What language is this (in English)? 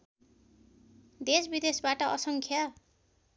Nepali